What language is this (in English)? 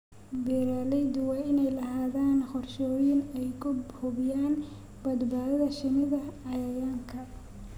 Somali